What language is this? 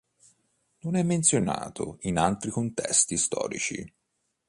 Italian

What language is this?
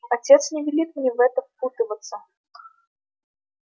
Russian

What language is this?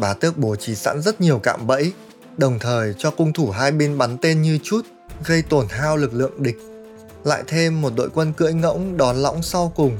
Vietnamese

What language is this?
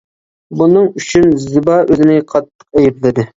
Uyghur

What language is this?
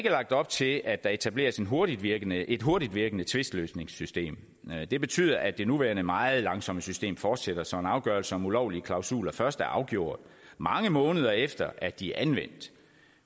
Danish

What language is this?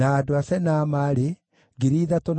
Kikuyu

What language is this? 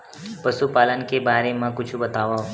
Chhattisgarhi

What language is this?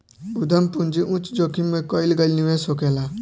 Bhojpuri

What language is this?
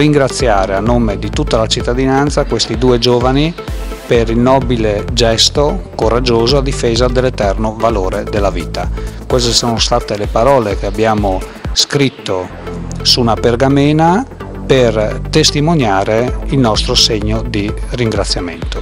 Italian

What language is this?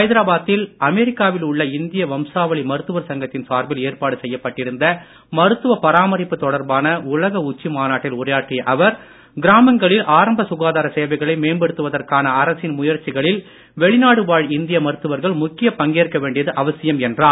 Tamil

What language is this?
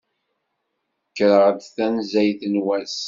Kabyle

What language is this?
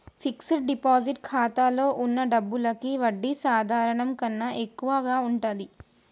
Telugu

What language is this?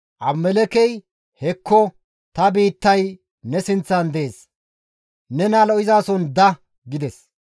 Gamo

